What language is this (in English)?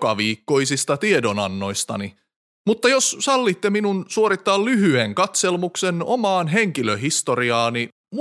Finnish